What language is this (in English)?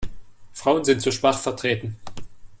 German